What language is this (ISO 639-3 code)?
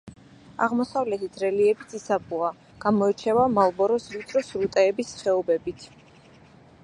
kat